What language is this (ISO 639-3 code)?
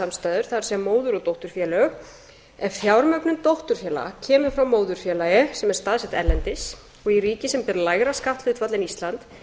isl